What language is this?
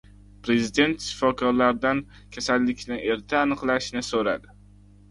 Uzbek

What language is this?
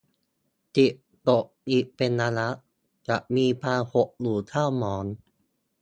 Thai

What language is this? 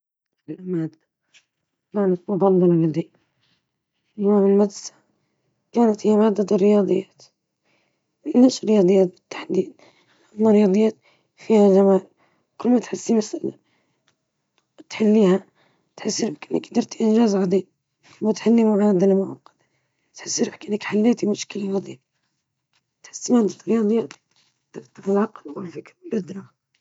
Libyan Arabic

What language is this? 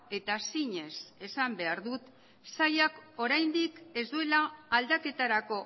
Basque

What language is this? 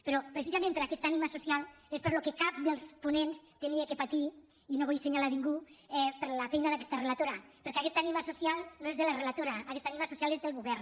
Catalan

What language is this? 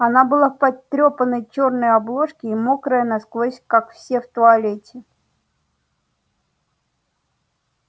Russian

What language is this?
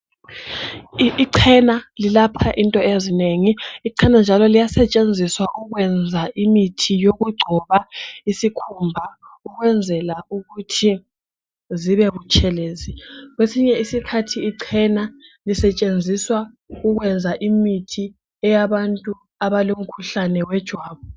North Ndebele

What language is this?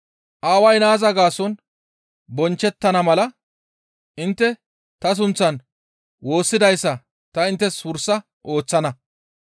Gamo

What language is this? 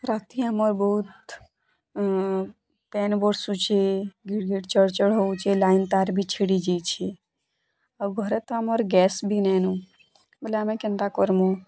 Odia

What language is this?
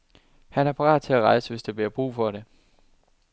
Danish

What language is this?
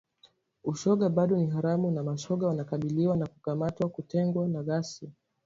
Swahili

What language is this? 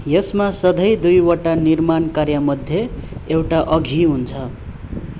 Nepali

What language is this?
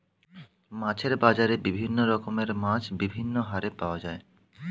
Bangla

